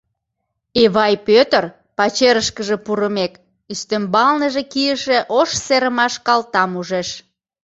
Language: Mari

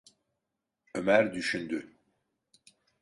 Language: Turkish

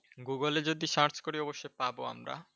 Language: Bangla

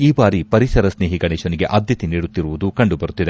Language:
Kannada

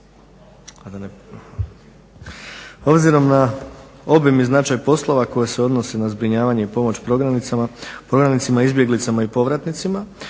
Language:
Croatian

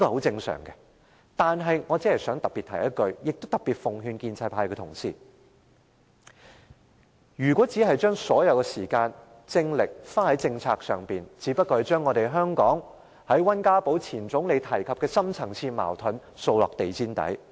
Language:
Cantonese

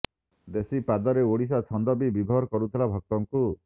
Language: Odia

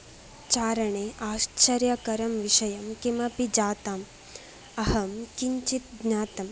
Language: Sanskrit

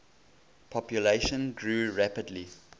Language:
English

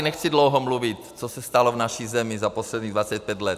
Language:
Czech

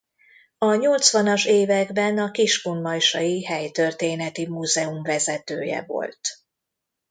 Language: Hungarian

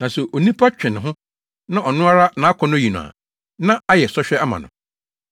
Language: Akan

